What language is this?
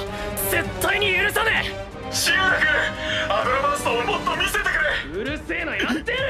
Japanese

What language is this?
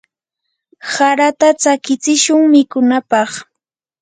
Yanahuanca Pasco Quechua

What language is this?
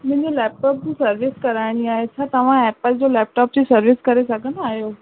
Sindhi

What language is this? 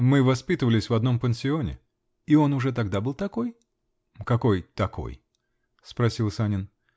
Russian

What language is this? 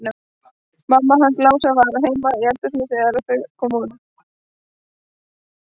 Icelandic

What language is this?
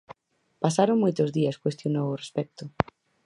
Galician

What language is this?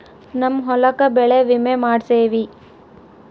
Kannada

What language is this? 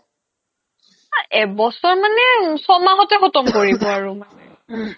Assamese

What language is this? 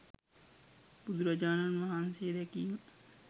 Sinhala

